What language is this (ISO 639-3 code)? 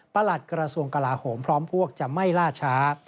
tha